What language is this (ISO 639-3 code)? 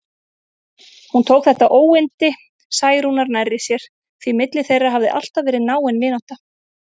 isl